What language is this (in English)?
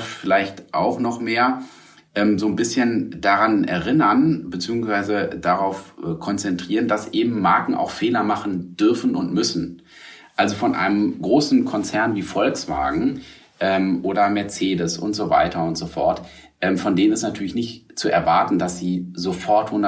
German